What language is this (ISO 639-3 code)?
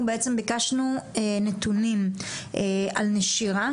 heb